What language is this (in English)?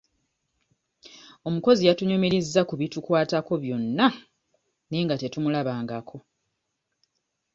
Ganda